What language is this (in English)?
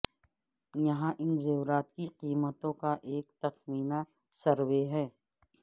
Urdu